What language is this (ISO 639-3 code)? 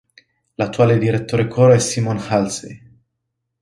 ita